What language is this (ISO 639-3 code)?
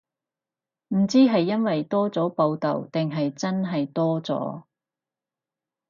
yue